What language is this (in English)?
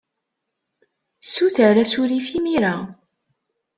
Kabyle